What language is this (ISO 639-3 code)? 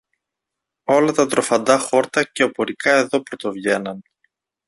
ell